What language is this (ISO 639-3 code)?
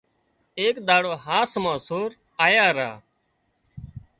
kxp